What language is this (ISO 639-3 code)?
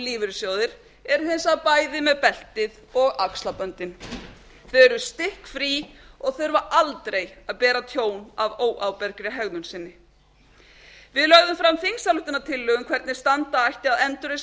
isl